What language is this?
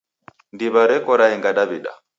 Taita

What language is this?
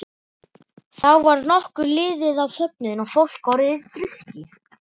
Icelandic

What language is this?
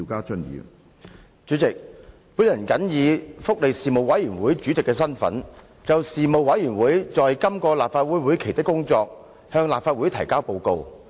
Cantonese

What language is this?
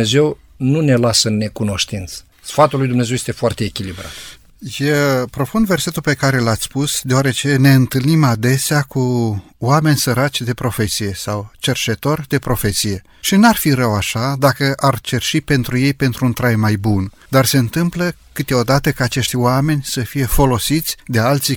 Romanian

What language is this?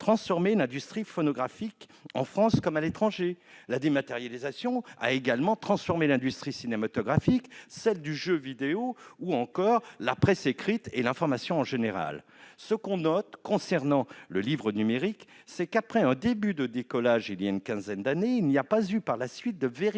French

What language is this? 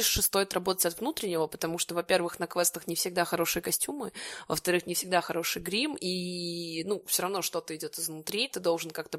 Russian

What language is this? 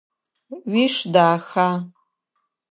Adyghe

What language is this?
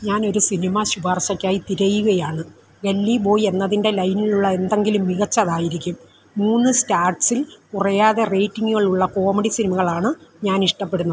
Malayalam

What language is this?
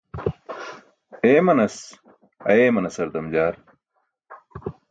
Burushaski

